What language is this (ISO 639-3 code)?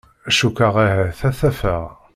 kab